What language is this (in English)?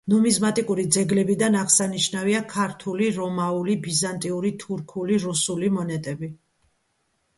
Georgian